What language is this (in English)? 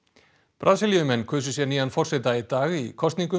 Icelandic